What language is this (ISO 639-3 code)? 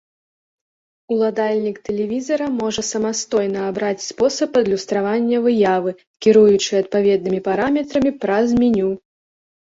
bel